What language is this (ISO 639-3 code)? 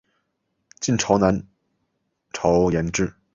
zho